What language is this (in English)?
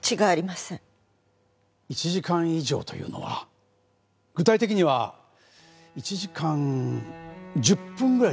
Japanese